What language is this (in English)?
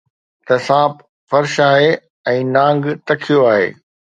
Sindhi